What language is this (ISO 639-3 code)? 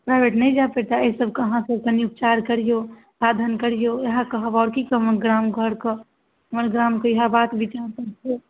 mai